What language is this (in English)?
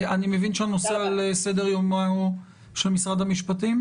Hebrew